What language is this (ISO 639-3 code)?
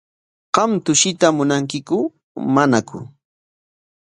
qwa